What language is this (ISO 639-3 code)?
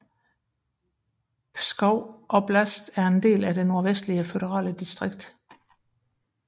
dan